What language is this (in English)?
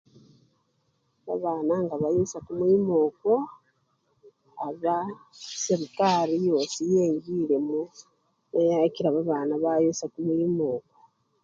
Luyia